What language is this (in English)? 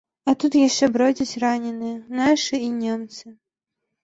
Belarusian